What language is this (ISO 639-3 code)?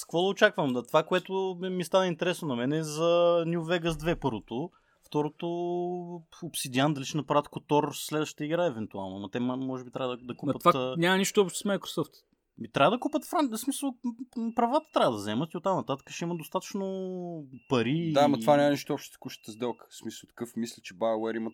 bul